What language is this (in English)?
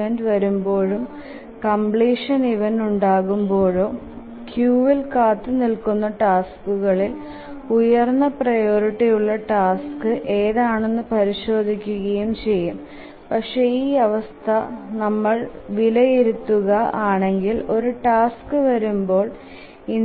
Malayalam